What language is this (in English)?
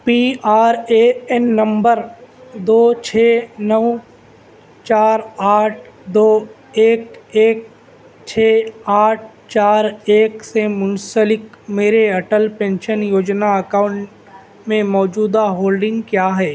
Urdu